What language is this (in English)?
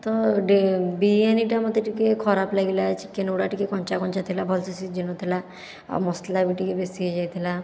Odia